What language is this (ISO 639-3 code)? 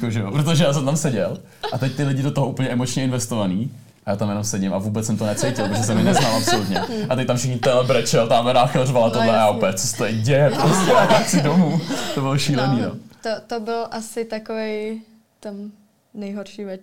ces